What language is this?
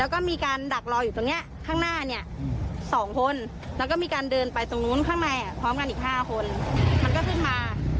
Thai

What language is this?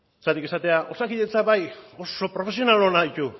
Basque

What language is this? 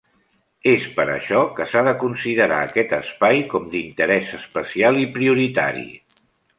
Catalan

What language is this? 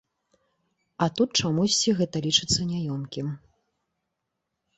Belarusian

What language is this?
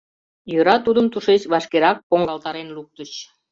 Mari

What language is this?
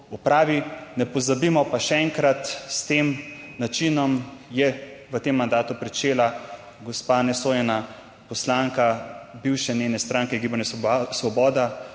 Slovenian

